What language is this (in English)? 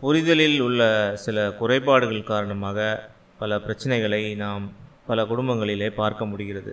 Tamil